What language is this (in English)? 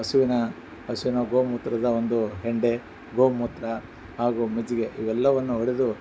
Kannada